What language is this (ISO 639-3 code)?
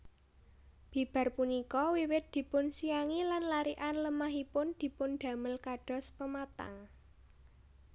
jav